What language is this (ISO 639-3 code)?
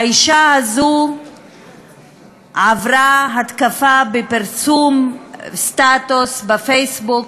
heb